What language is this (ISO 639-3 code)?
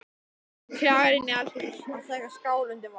isl